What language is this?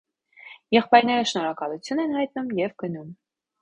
Armenian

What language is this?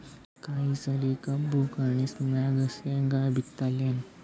Kannada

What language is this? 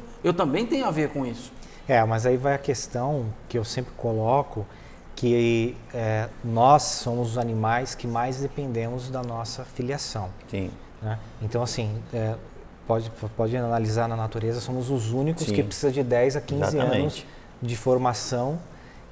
Portuguese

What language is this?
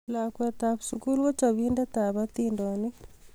Kalenjin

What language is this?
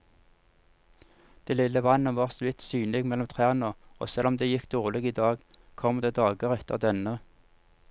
Norwegian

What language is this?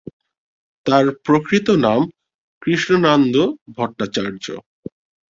Bangla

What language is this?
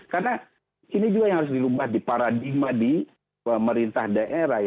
Indonesian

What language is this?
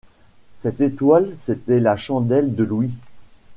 French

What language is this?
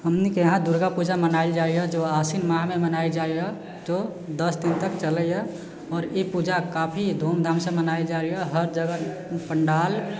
Maithili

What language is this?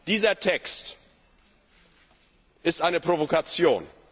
German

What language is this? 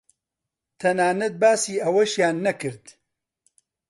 Central Kurdish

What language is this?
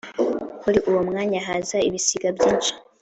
Kinyarwanda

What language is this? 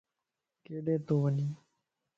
Lasi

